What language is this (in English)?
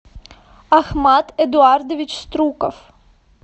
Russian